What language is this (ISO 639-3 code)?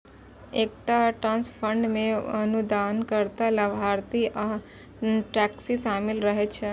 mai